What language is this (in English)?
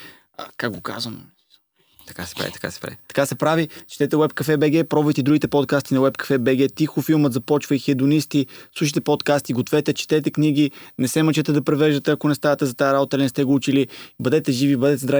Bulgarian